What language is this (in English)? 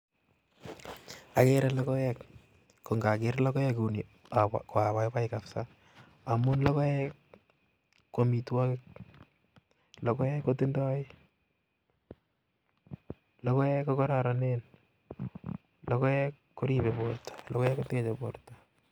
Kalenjin